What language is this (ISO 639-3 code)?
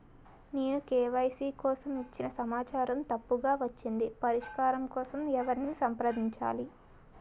tel